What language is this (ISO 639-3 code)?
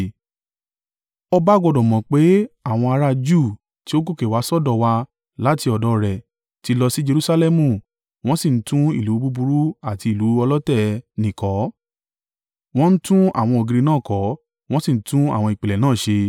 yor